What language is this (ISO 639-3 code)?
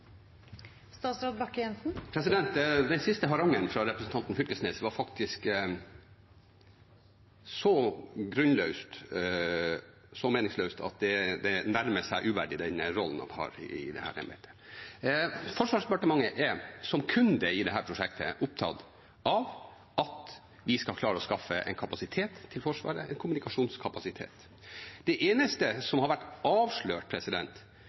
nor